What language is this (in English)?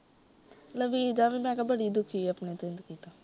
Punjabi